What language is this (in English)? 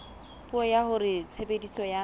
Southern Sotho